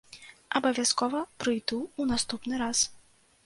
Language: Belarusian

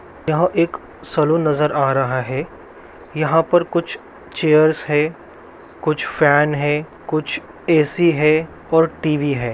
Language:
Magahi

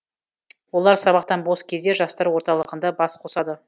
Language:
Kazakh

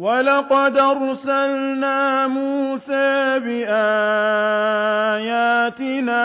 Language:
Arabic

